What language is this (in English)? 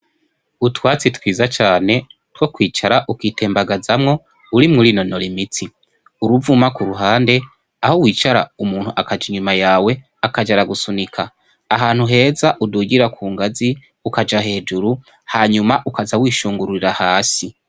Rundi